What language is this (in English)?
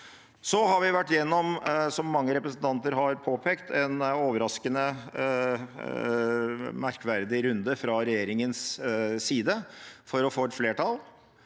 Norwegian